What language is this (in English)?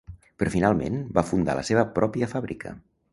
Catalan